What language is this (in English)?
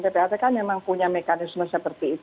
Indonesian